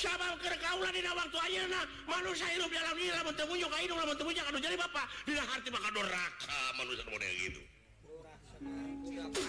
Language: Indonesian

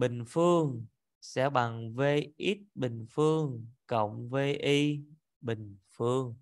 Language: Vietnamese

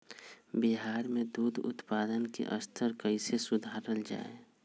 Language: Magahi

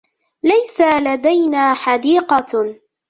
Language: Arabic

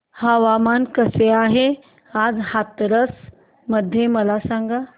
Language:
Marathi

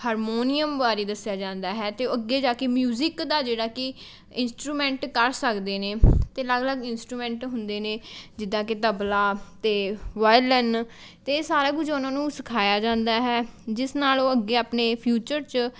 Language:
Punjabi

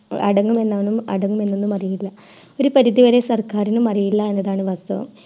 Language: Malayalam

